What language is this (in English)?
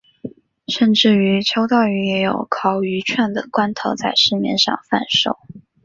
Chinese